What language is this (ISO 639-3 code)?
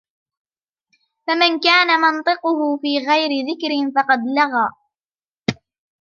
ara